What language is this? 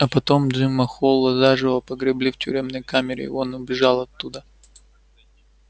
Russian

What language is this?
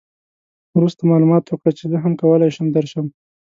Pashto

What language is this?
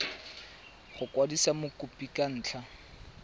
Tswana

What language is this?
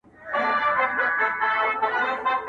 Pashto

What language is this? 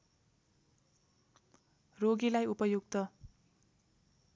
Nepali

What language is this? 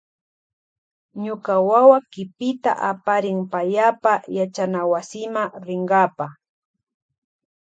Loja Highland Quichua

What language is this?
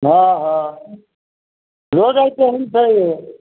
Maithili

